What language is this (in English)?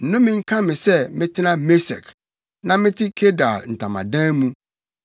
Akan